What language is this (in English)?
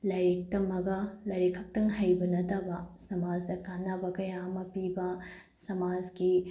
Manipuri